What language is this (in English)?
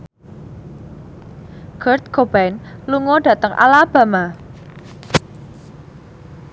Javanese